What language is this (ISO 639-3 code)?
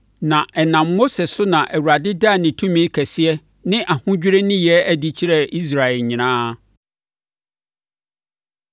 aka